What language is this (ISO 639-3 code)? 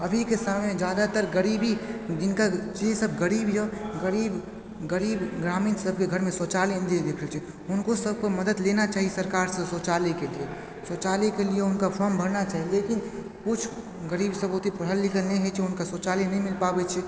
mai